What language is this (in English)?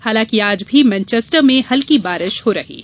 Hindi